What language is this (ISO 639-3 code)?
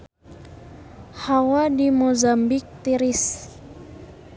sun